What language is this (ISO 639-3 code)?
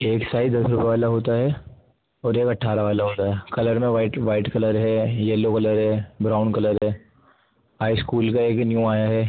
urd